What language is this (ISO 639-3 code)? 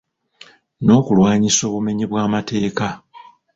lug